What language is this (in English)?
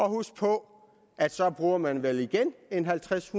Danish